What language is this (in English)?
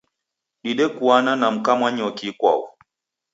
Taita